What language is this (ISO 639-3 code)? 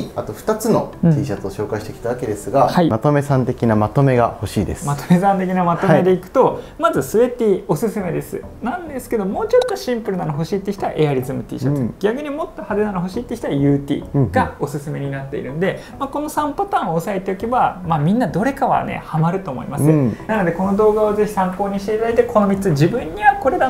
jpn